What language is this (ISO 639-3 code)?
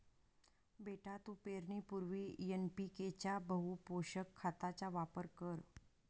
mar